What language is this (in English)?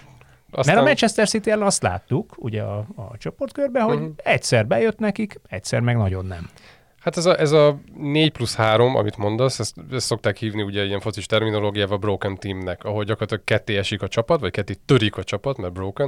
Hungarian